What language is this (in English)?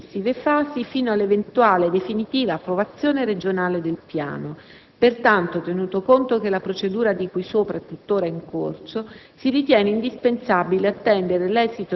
Italian